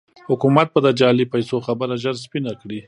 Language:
Pashto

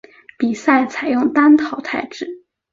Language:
Chinese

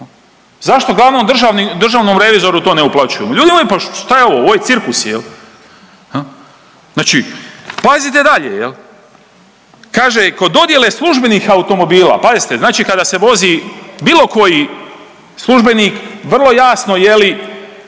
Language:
Croatian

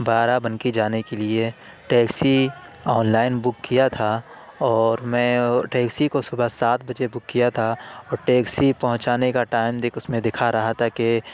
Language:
Urdu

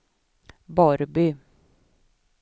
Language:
Swedish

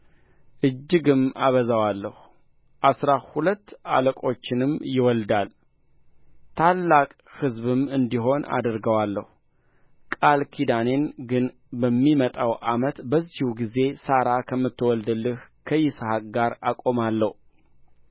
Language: Amharic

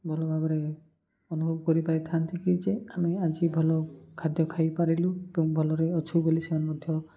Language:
Odia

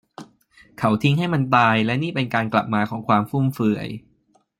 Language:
Thai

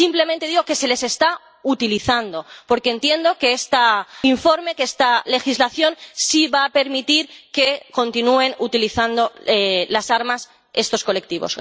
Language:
Spanish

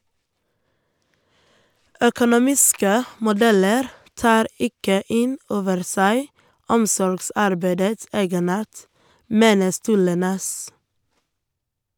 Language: Norwegian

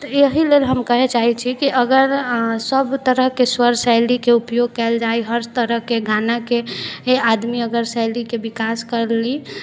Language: Maithili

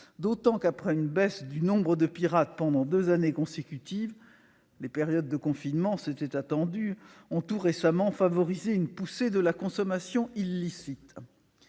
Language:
French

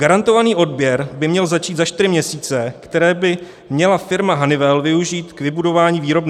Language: Czech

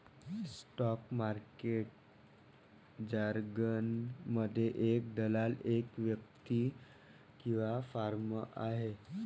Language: Marathi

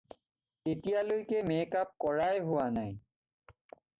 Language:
Assamese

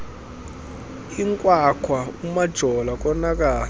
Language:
Xhosa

